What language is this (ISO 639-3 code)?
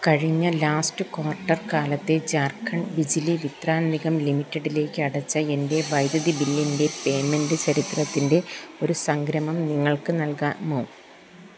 mal